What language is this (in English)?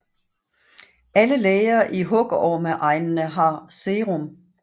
Danish